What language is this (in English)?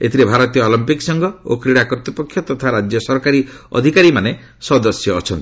Odia